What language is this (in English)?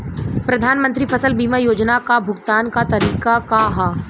Bhojpuri